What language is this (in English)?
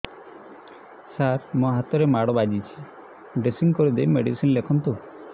Odia